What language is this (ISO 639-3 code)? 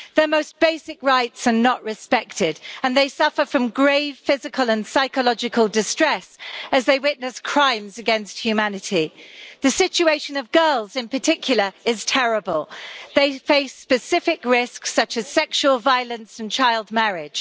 eng